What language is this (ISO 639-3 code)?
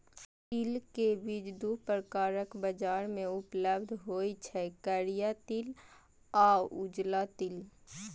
mai